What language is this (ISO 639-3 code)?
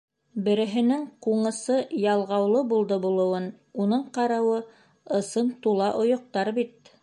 bak